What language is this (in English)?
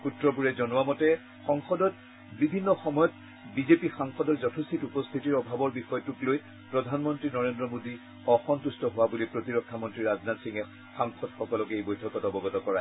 Assamese